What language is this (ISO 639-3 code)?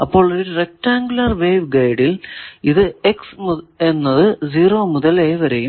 mal